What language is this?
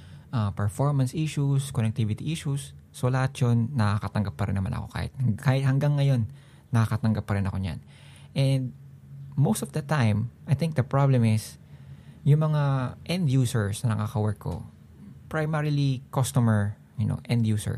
Filipino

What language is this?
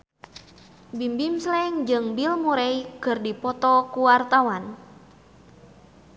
Sundanese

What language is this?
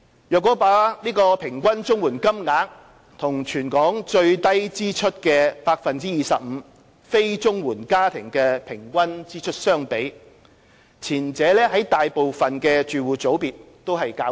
Cantonese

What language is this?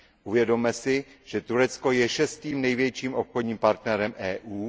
Czech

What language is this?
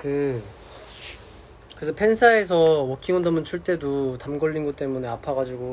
Korean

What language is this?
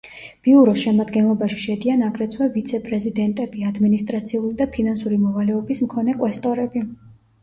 Georgian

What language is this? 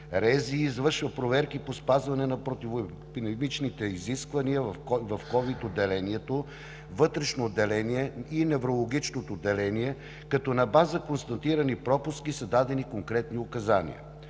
Bulgarian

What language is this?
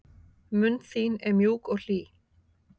Icelandic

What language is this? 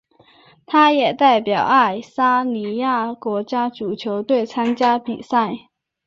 Chinese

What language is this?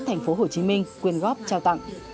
Vietnamese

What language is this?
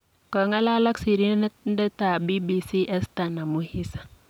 Kalenjin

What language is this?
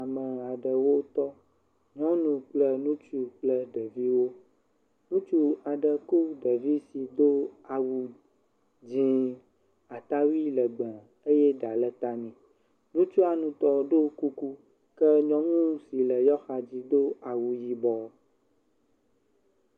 Ewe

